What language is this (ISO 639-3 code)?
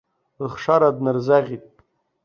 abk